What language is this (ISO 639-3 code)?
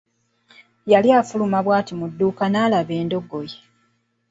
lug